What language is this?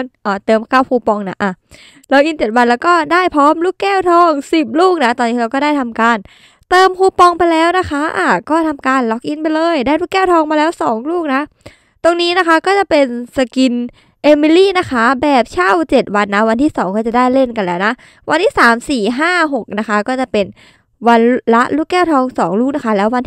Thai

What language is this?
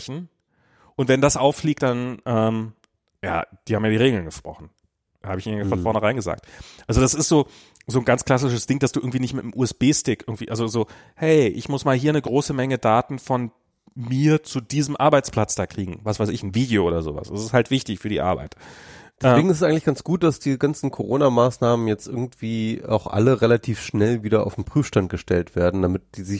German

